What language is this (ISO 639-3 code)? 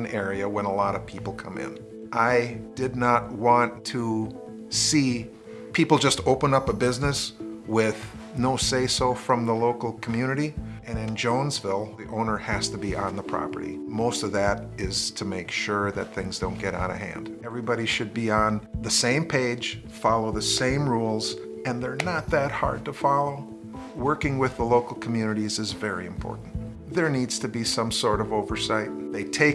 eng